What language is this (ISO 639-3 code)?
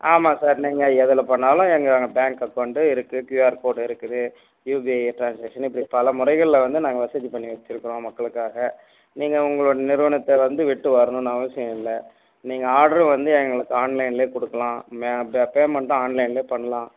tam